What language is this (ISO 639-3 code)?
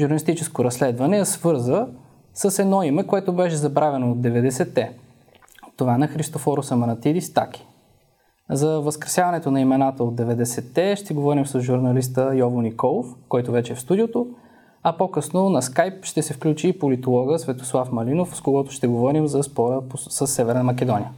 bul